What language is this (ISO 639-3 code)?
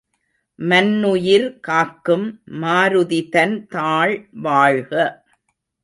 tam